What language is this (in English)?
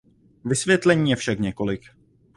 Czech